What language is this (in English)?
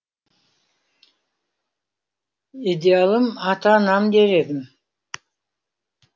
Kazakh